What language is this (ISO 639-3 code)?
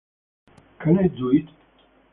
eng